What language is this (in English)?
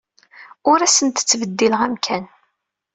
Kabyle